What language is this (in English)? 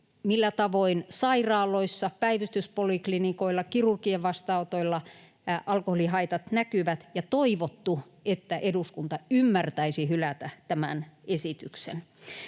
Finnish